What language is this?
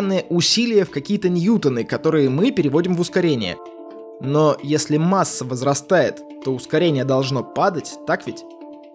Russian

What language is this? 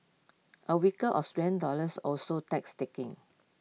English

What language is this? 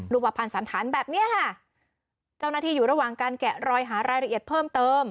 Thai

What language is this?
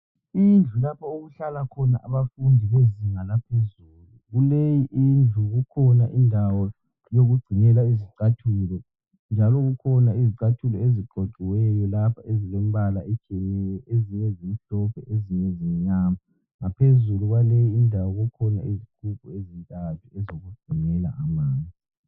North Ndebele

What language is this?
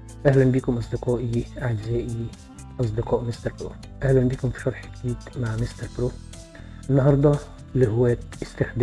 Arabic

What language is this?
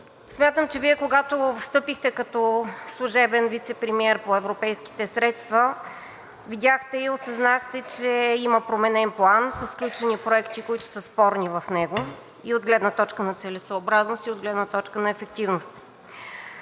Bulgarian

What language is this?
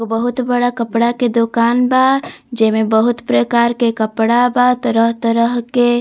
Bhojpuri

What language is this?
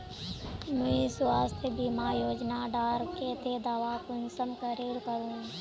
Magahi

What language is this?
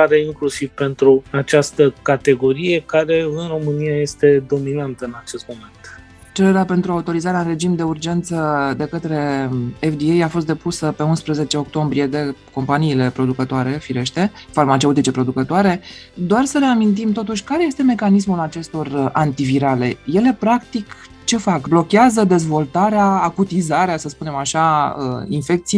Romanian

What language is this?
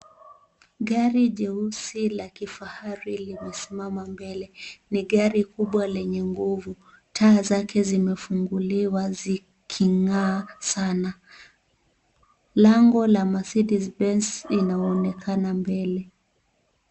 Swahili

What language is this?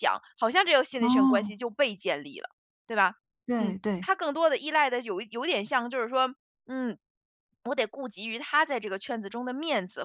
Chinese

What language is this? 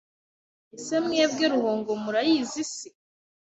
Kinyarwanda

